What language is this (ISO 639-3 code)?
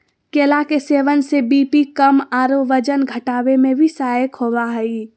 mag